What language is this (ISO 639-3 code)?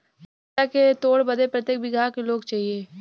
bho